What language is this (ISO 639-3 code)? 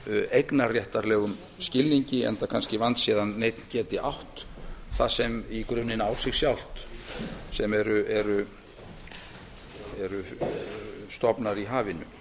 isl